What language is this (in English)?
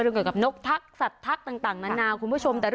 Thai